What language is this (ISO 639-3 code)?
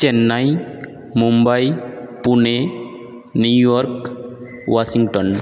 ben